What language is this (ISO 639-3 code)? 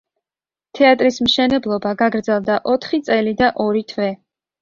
kat